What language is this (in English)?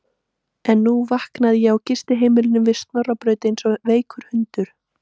Icelandic